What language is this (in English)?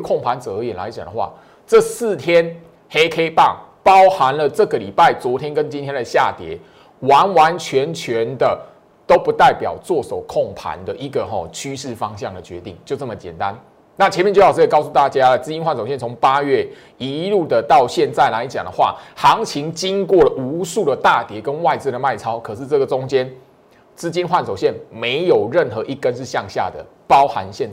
Chinese